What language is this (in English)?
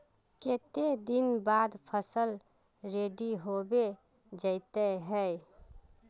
Magahi